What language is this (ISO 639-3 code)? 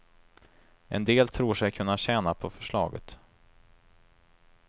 swe